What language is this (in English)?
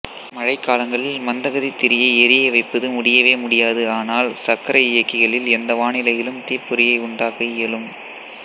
Tamil